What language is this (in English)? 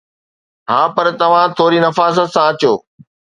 Sindhi